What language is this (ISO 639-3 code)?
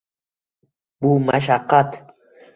uzb